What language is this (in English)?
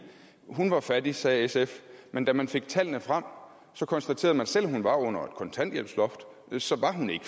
Danish